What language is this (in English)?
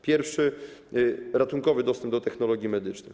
Polish